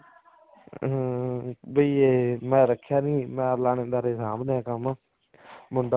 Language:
Punjabi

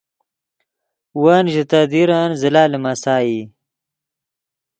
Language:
Yidgha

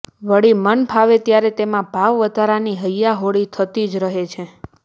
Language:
Gujarati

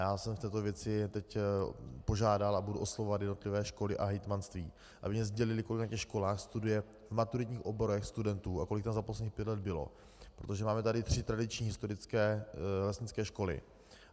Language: Czech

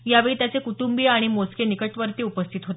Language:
Marathi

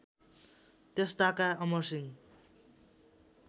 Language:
Nepali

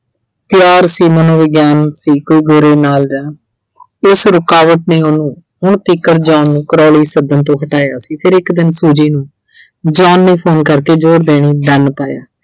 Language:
Punjabi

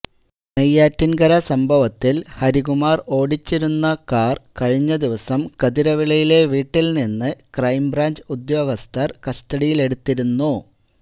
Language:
Malayalam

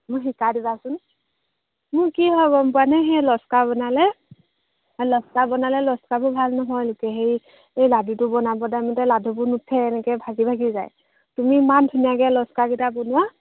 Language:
Assamese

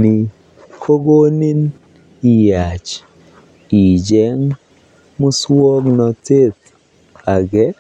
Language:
Kalenjin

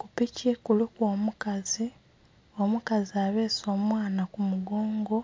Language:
Soga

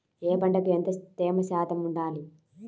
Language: Telugu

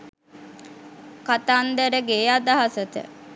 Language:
Sinhala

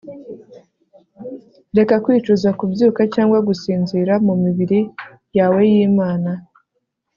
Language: Kinyarwanda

